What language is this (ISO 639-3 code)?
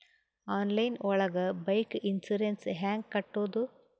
kan